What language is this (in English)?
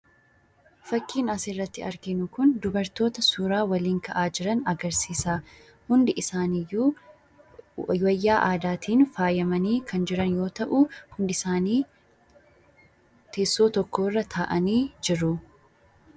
Oromo